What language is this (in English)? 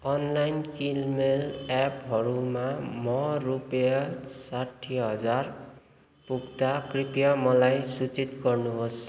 Nepali